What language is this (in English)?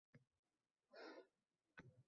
Uzbek